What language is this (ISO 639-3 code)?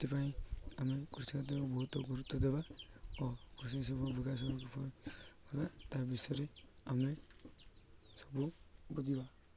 ori